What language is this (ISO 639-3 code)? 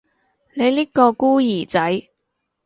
yue